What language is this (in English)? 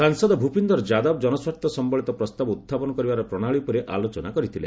Odia